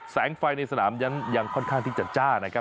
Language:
Thai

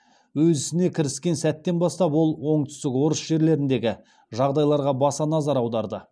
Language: Kazakh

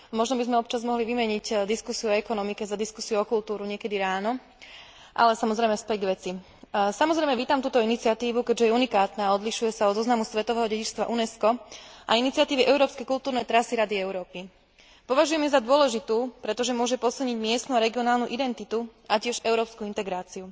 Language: Slovak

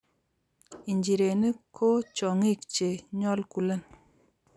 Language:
Kalenjin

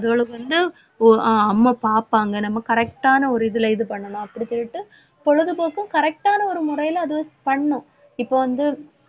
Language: Tamil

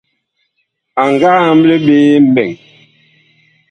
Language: Bakoko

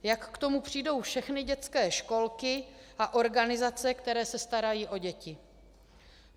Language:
Czech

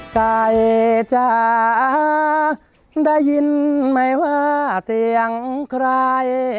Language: Thai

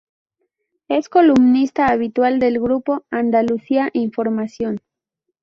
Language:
Spanish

